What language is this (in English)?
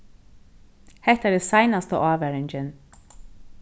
Faroese